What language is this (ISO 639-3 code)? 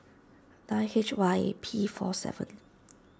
eng